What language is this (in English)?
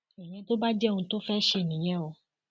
Yoruba